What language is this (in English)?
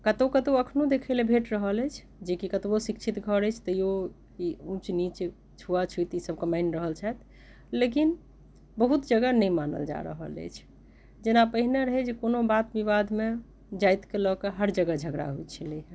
Maithili